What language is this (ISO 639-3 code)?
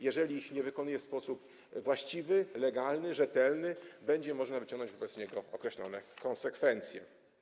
pol